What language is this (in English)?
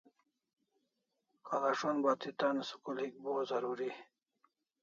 Kalasha